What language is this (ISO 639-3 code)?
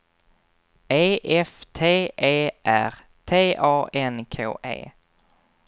swe